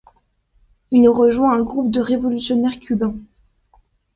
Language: French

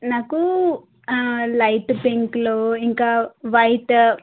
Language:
Telugu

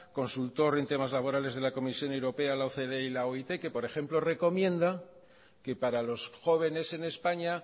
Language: Spanish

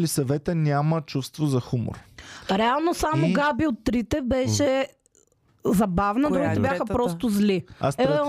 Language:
Bulgarian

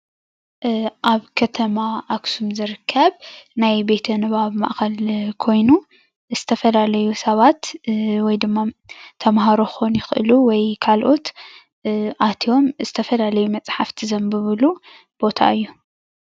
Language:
Tigrinya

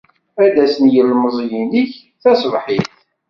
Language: Kabyle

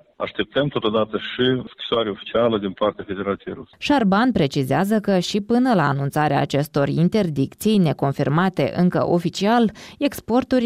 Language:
Romanian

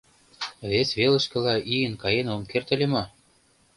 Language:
Mari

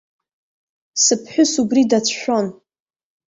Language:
Abkhazian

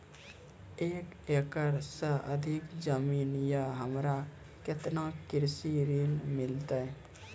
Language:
Maithili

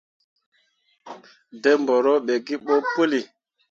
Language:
Mundang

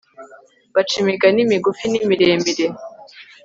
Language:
Kinyarwanda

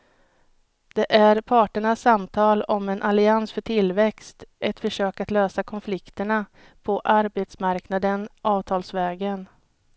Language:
Swedish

